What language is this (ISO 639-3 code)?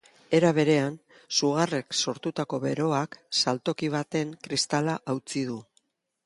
eus